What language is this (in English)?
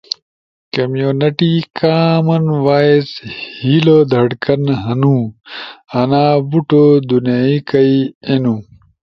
Ushojo